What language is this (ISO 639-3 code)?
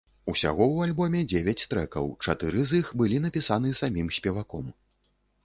bel